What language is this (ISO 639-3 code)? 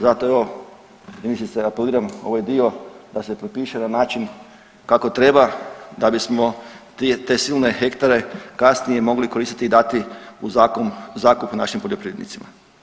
hrv